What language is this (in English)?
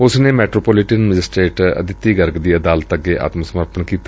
Punjabi